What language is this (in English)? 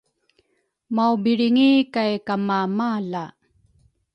Rukai